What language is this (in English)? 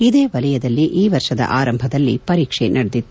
Kannada